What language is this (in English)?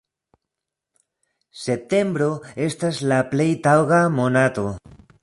Esperanto